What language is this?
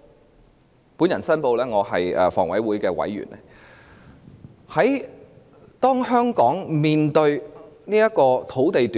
Cantonese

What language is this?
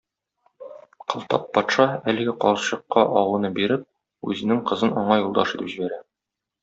Tatar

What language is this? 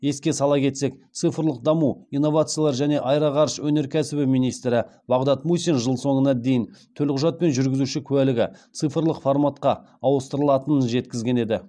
Kazakh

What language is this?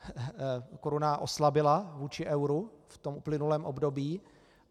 Czech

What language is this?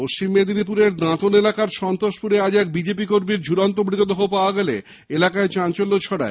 Bangla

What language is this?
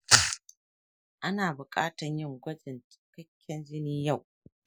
Hausa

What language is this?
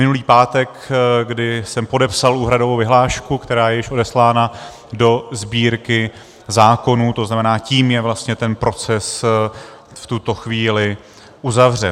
Czech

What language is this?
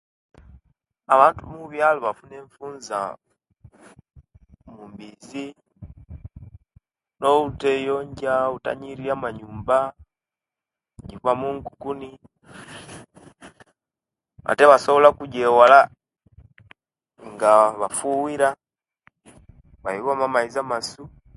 Kenyi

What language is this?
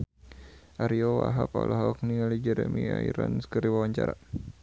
Sundanese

